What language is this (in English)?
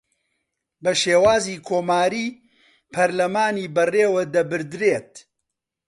Central Kurdish